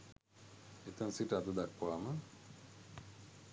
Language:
Sinhala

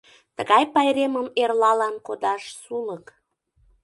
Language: Mari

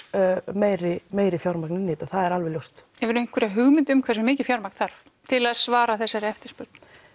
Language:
Icelandic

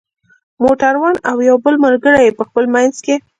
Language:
Pashto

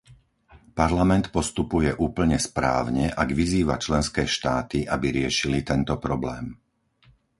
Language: Slovak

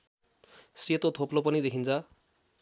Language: Nepali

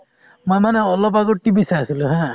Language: Assamese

